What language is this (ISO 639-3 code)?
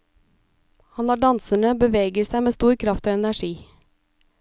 nor